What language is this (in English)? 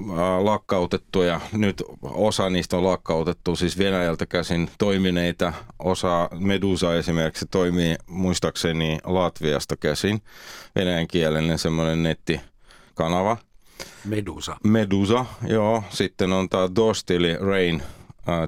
Finnish